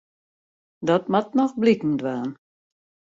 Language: Western Frisian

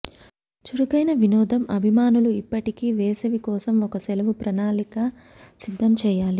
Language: Telugu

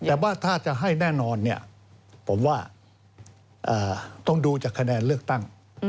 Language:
Thai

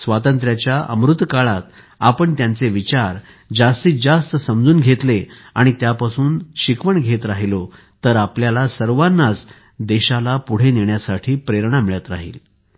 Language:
Marathi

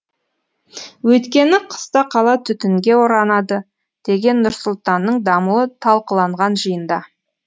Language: Kazakh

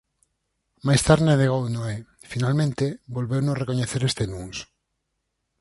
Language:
Galician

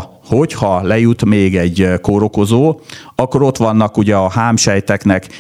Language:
Hungarian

